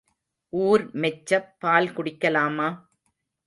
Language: Tamil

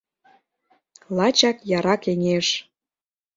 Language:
Mari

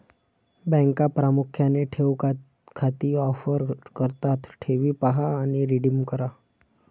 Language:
Marathi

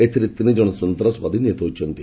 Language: Odia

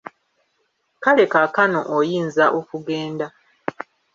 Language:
Ganda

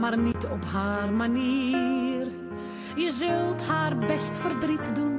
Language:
Dutch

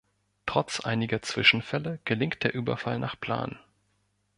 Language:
German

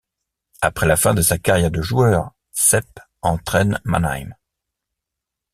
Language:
French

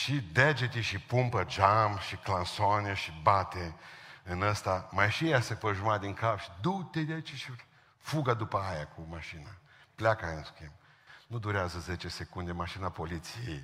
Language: Romanian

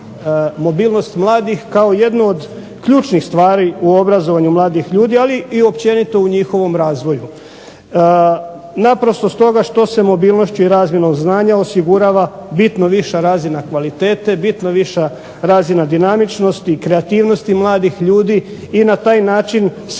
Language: Croatian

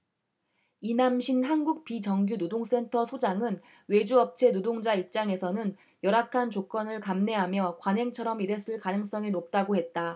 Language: Korean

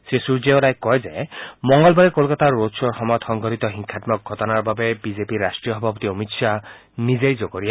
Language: Assamese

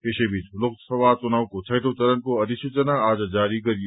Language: Nepali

